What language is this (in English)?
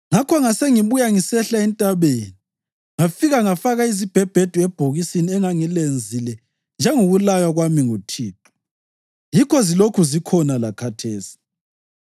North Ndebele